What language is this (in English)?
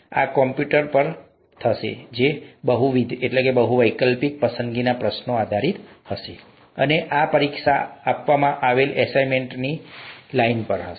Gujarati